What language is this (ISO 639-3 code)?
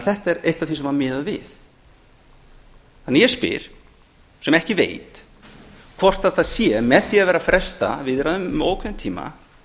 isl